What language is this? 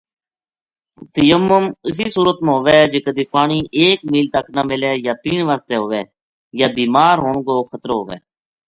Gujari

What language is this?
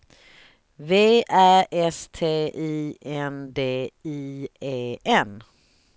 Swedish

